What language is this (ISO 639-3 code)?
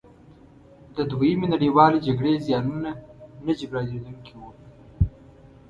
pus